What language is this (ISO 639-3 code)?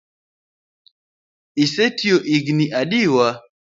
luo